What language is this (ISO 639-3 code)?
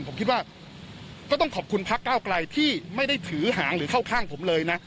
tha